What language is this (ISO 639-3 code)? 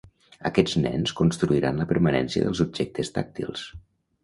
cat